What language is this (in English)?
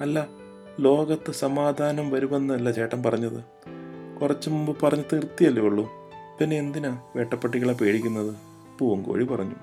Malayalam